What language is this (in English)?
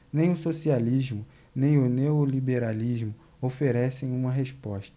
Portuguese